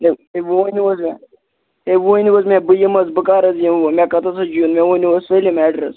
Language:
Kashmiri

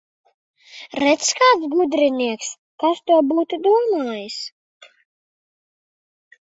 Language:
Latvian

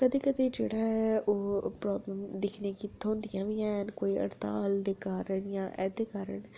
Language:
Dogri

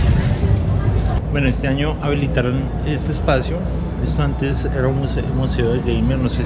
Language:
Spanish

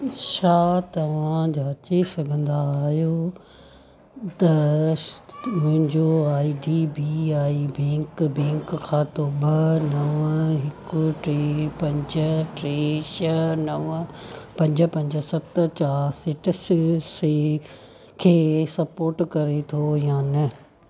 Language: Sindhi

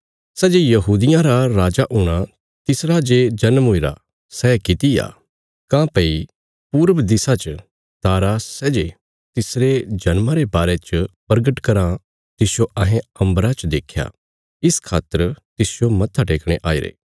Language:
Bilaspuri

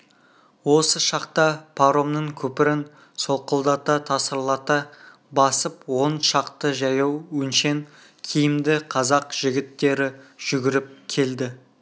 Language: Kazakh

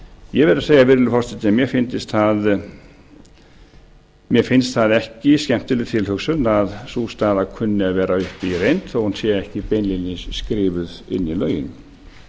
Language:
Icelandic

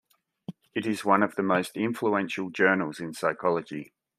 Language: English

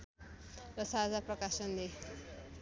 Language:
Nepali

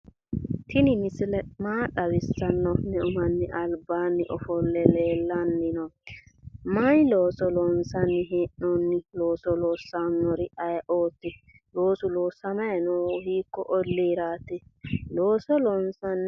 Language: Sidamo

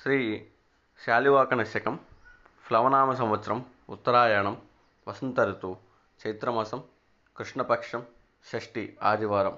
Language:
Telugu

